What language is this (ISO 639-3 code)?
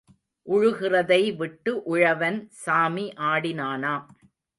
tam